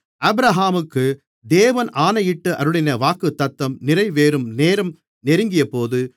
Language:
Tamil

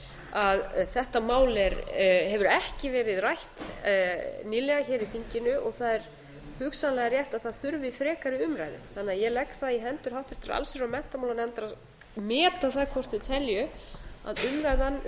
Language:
Icelandic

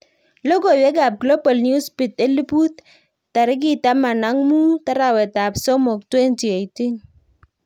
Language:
Kalenjin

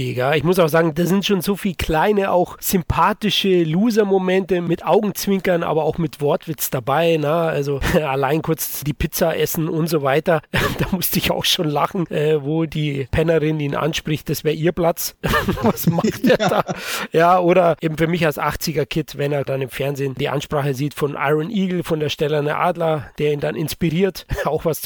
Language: German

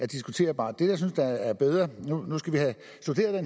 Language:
Danish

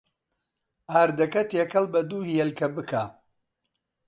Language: Central Kurdish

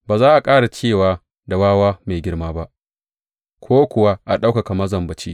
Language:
Hausa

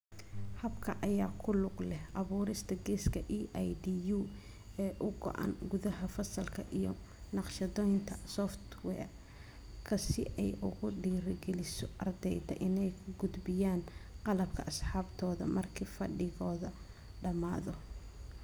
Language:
Somali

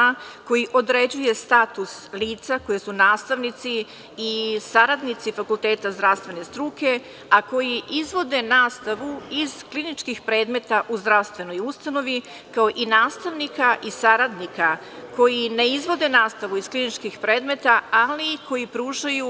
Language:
Serbian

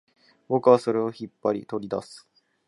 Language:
Japanese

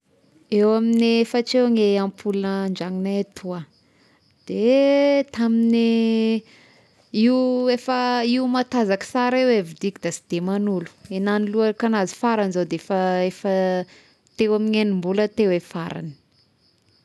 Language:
Tesaka Malagasy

